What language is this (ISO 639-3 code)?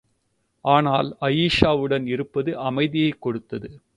tam